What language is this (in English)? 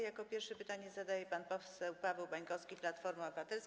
Polish